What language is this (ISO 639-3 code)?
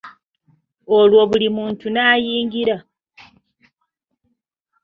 lug